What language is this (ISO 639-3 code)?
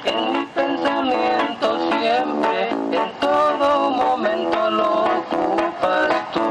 ron